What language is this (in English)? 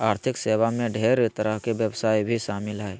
Magahi